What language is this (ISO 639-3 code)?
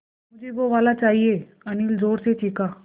hin